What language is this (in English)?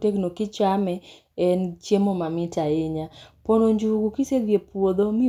Luo (Kenya and Tanzania)